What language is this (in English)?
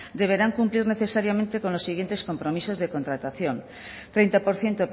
Spanish